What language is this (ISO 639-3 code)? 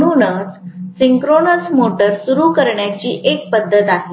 mar